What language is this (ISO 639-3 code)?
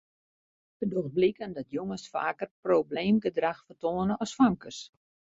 fry